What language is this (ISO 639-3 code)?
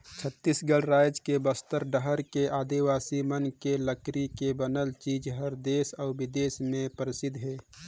hne